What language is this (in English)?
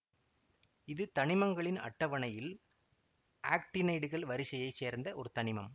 Tamil